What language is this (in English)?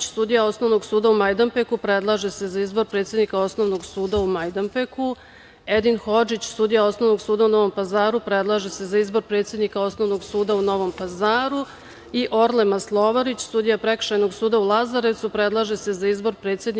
Serbian